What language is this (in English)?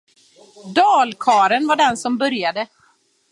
Swedish